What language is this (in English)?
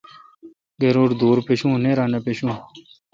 Kalkoti